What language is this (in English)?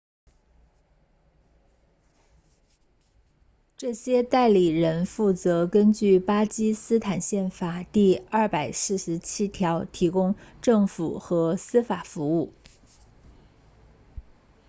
Chinese